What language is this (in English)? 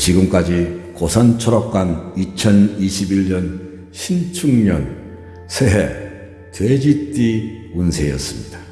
Korean